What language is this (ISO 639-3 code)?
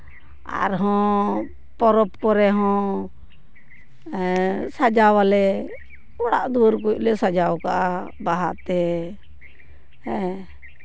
sat